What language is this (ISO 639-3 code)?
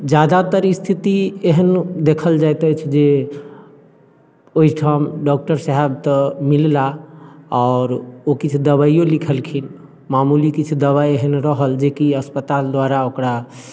mai